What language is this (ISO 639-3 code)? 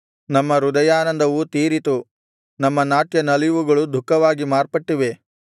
kan